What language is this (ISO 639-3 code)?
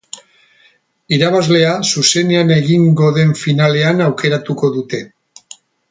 eus